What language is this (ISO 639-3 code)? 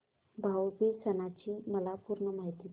mar